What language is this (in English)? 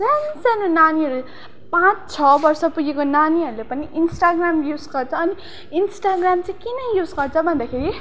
Nepali